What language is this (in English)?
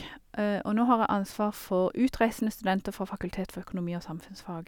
Norwegian